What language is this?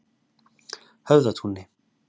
Icelandic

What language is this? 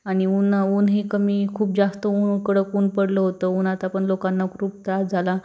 Marathi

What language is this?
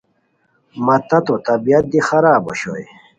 Khowar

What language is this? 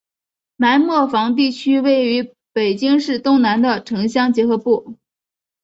Chinese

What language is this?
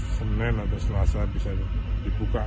Indonesian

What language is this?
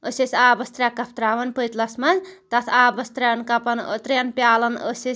Kashmiri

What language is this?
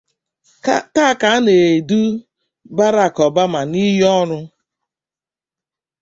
Igbo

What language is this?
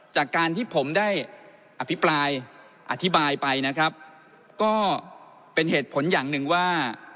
Thai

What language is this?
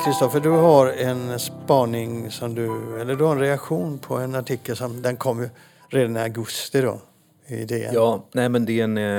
Swedish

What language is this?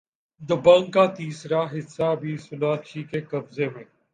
Urdu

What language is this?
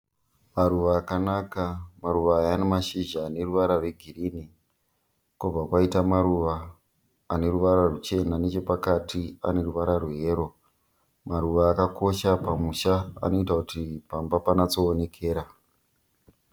Shona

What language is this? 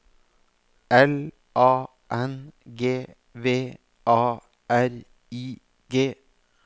Norwegian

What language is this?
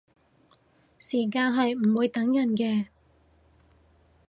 Cantonese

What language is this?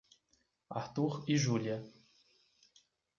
Portuguese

